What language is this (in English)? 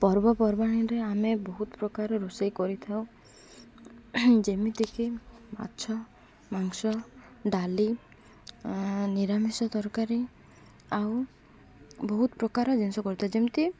Odia